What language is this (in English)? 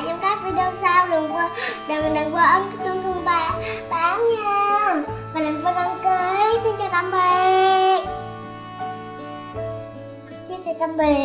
Vietnamese